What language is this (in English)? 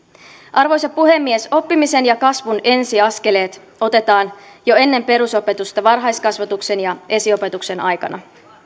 Finnish